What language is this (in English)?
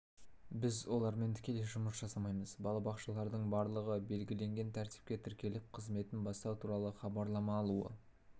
Kazakh